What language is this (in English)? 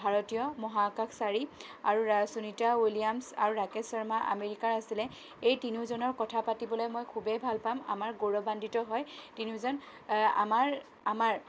Assamese